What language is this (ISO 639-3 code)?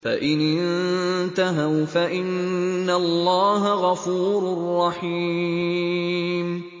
ara